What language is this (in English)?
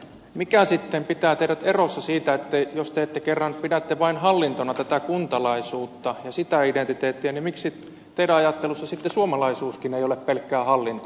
Finnish